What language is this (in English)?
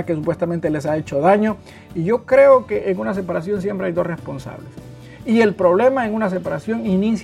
Spanish